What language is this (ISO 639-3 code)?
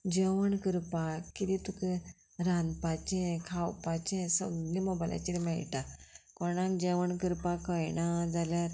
kok